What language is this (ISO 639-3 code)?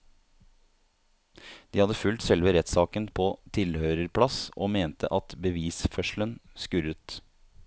nor